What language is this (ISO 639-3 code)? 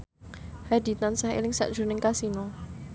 jav